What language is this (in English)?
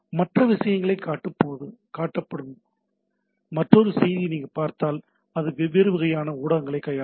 Tamil